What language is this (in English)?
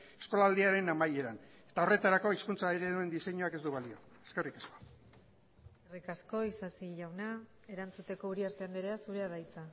Basque